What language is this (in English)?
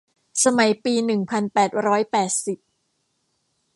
Thai